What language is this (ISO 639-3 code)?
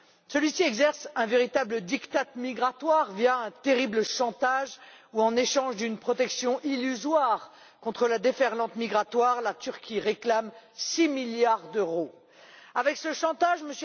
fra